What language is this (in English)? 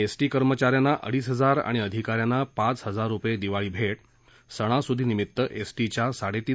Marathi